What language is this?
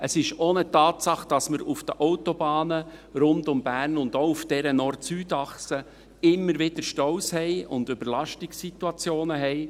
Swiss German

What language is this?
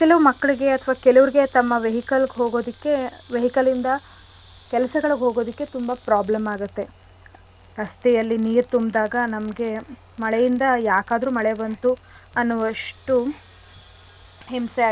Kannada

